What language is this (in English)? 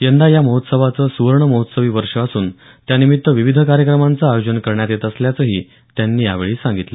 Marathi